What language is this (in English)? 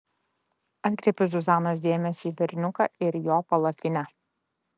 Lithuanian